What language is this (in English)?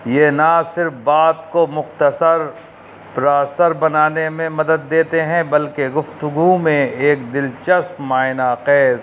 Urdu